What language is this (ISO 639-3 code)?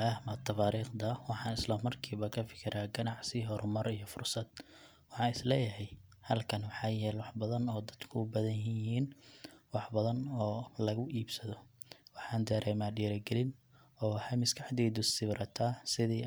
som